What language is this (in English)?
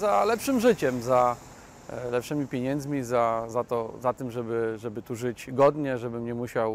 Polish